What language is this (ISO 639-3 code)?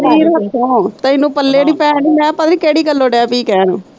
pan